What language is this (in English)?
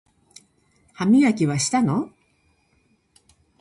Japanese